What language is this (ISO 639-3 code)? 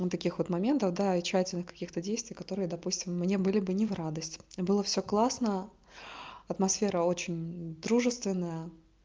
rus